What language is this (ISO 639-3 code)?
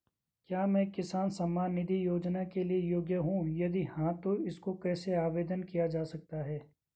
hin